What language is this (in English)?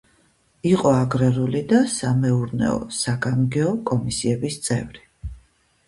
Georgian